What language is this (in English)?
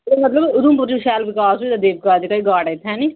Dogri